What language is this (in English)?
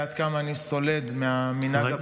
Hebrew